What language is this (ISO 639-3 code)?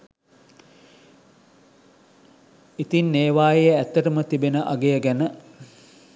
sin